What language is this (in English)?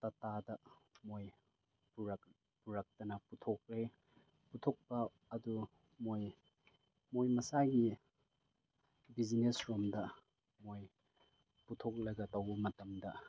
Manipuri